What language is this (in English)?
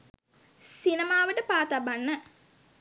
Sinhala